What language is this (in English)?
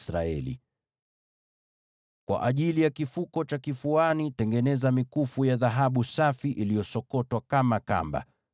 Swahili